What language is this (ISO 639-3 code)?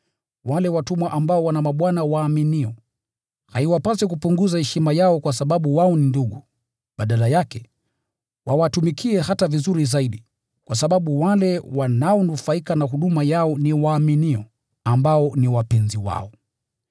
swa